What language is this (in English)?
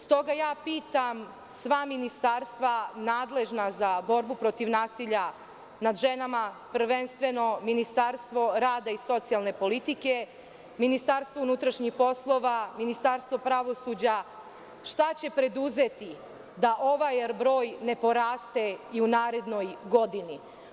Serbian